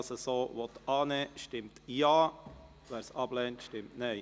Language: Swiss German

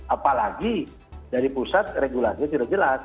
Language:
Indonesian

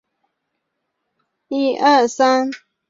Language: Chinese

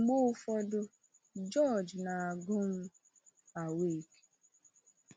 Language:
Igbo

